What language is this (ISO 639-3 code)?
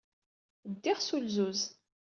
kab